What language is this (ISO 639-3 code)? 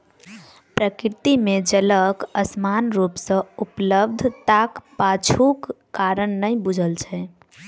mai